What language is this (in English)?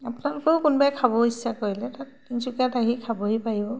Assamese